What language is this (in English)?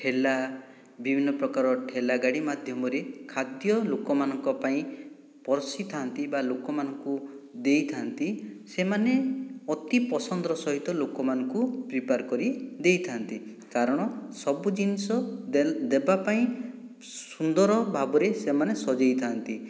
Odia